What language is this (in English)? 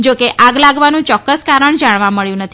Gujarati